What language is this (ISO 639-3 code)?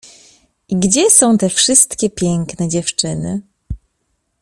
pol